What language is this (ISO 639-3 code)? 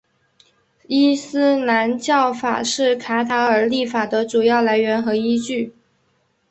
zho